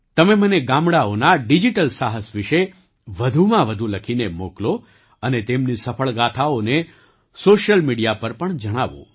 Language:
Gujarati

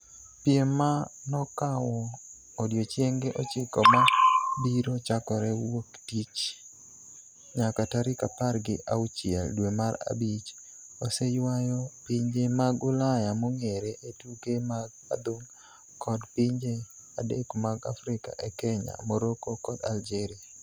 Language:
Luo (Kenya and Tanzania)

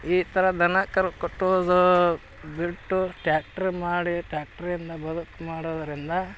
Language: Kannada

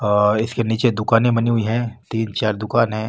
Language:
Marwari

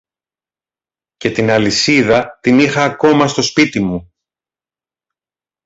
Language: Greek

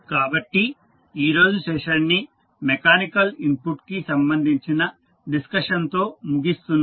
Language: Telugu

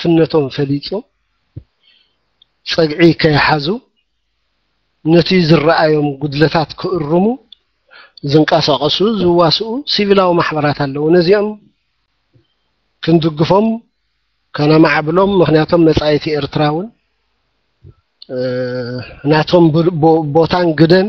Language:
Arabic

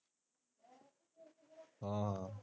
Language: Punjabi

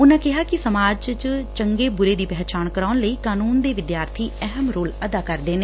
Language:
Punjabi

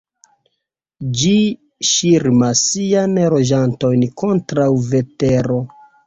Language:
Esperanto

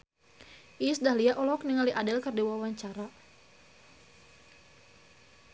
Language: Sundanese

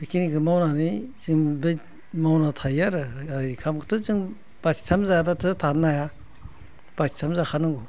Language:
Bodo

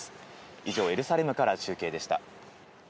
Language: Japanese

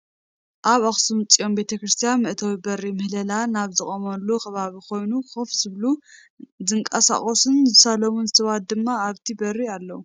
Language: Tigrinya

